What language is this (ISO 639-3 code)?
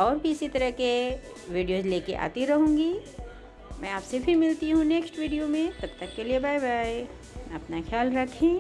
hin